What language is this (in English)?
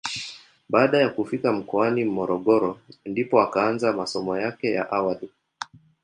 Swahili